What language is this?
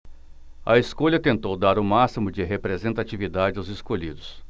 Portuguese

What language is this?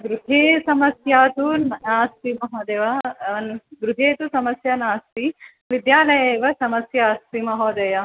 Sanskrit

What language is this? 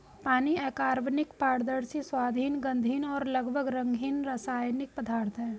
Hindi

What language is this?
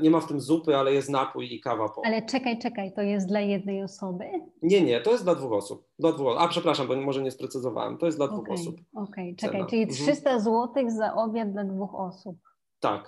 Polish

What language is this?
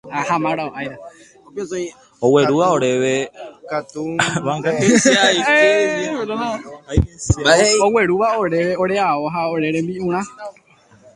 Guarani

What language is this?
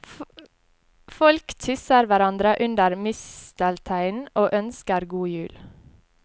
Norwegian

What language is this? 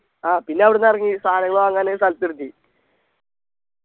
Malayalam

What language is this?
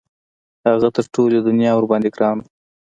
Pashto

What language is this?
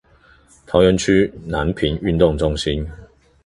Chinese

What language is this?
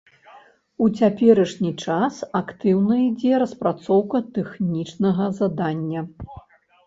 Belarusian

